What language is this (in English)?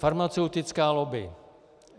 Czech